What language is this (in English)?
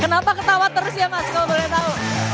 Indonesian